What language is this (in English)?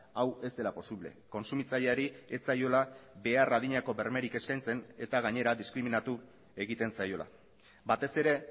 Basque